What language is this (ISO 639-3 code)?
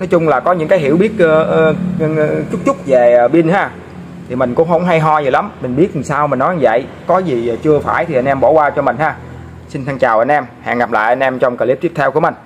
vie